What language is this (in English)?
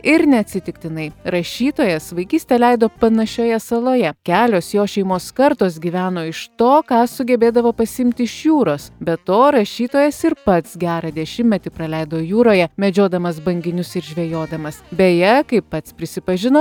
Lithuanian